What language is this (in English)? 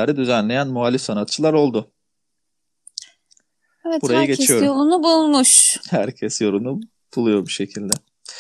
Turkish